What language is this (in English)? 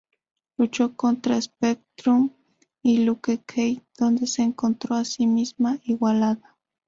Spanish